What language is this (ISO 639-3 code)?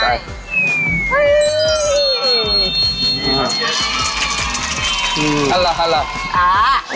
tha